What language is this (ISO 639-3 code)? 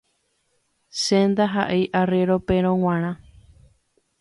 grn